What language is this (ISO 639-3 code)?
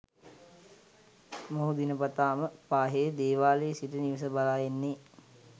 sin